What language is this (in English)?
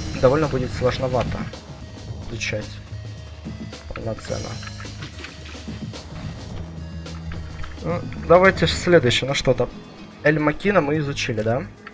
Russian